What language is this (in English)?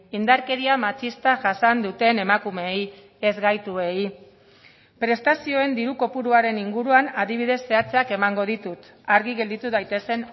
Basque